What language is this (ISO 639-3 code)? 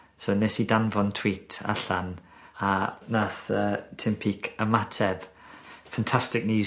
cym